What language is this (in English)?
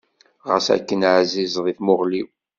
Kabyle